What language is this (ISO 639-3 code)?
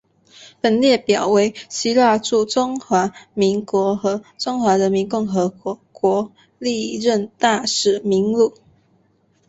zho